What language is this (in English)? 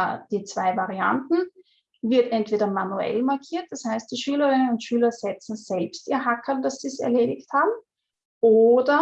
German